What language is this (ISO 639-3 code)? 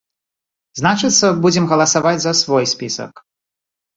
bel